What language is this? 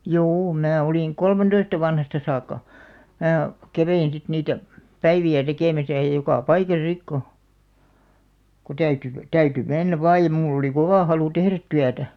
Finnish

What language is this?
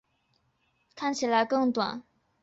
Chinese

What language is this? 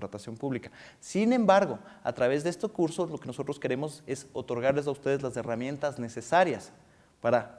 Spanish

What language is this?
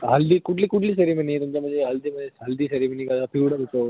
Marathi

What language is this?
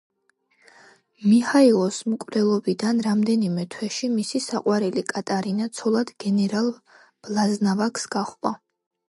Georgian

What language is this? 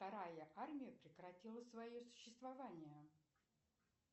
Russian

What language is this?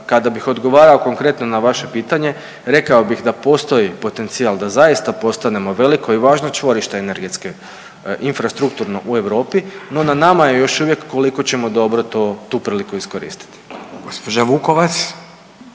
Croatian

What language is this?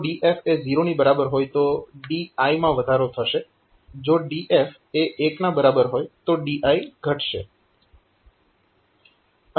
Gujarati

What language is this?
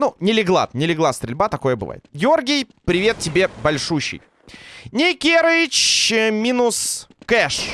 Russian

